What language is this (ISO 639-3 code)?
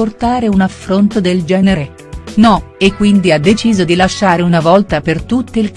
ita